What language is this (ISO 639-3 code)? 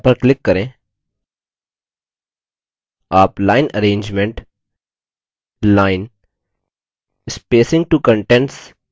hin